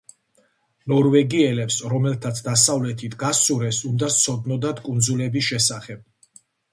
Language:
Georgian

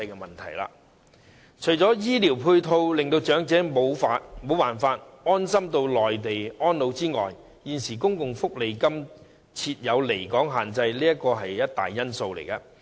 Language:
Cantonese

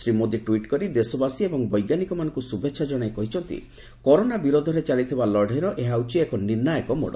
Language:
Odia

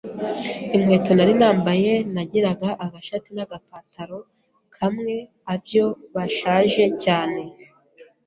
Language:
Kinyarwanda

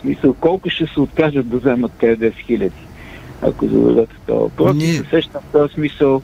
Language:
Bulgarian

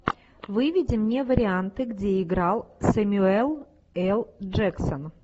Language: Russian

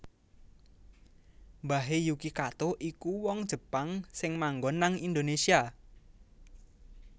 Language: Javanese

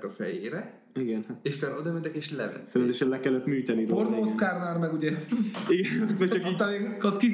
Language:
Hungarian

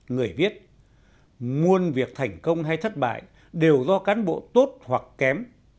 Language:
Vietnamese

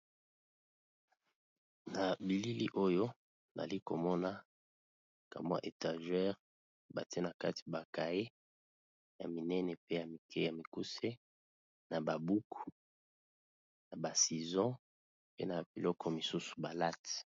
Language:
Lingala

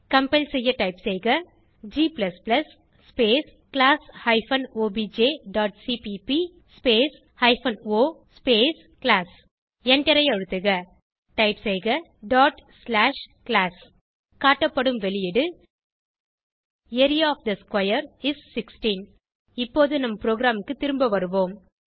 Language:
Tamil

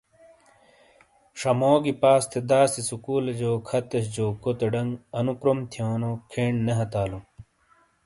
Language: Shina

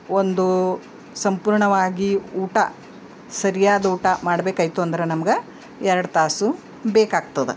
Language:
Kannada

